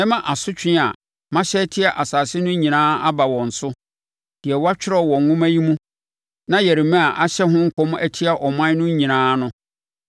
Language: Akan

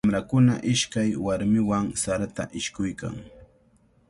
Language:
Cajatambo North Lima Quechua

